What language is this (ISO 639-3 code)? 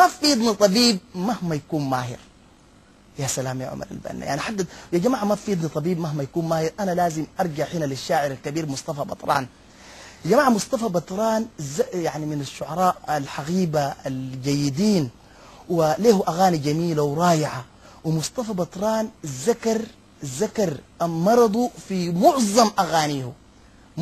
ara